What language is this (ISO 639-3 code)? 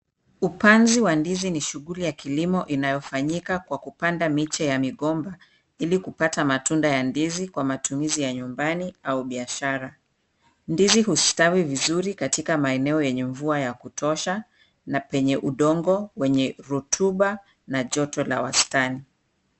swa